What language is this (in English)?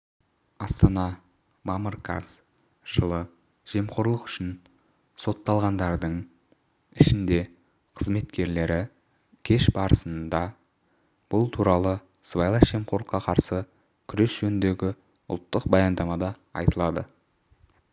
Kazakh